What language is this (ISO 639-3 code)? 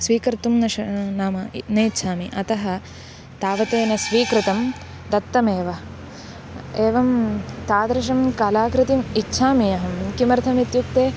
san